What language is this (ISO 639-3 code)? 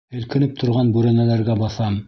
bak